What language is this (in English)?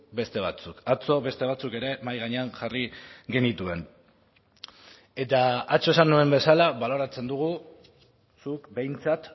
Basque